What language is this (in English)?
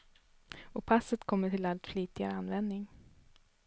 Swedish